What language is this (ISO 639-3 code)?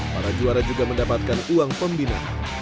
ind